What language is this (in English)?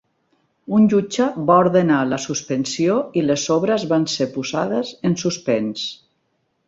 Catalan